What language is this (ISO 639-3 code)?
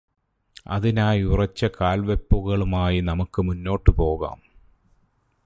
mal